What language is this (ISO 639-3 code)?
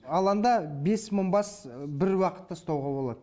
kaz